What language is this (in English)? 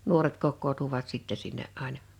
Finnish